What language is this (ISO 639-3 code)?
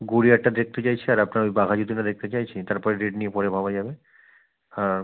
ben